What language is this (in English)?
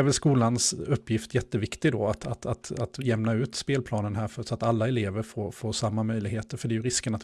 Swedish